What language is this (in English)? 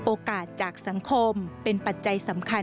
Thai